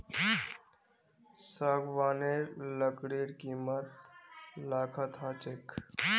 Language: Magahi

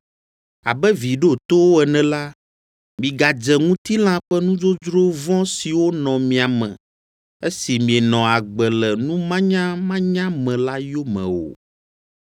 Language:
Ewe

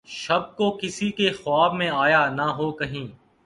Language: Urdu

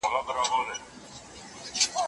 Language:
Pashto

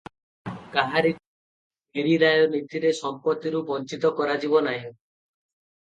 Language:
Odia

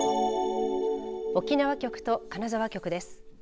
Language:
Japanese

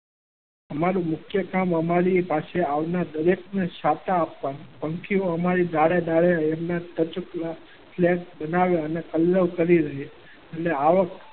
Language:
Gujarati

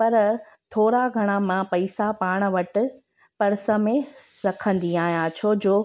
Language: Sindhi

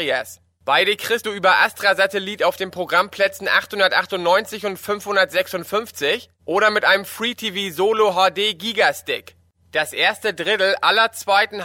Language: German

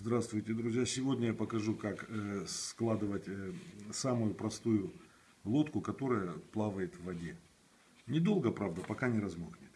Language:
Russian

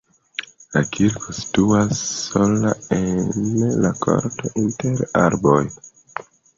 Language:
Esperanto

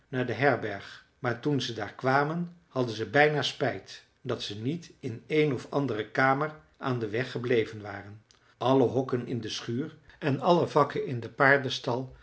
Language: Dutch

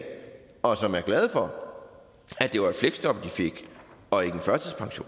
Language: Danish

